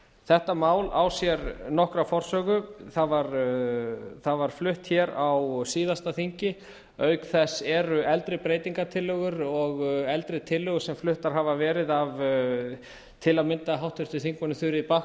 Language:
Icelandic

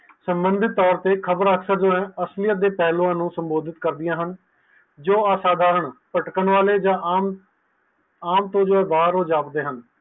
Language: Punjabi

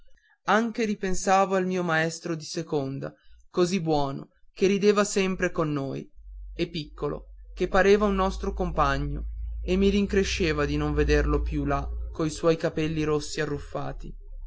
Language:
Italian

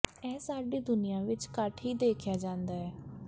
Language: Punjabi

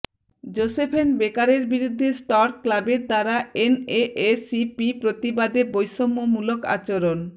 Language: Bangla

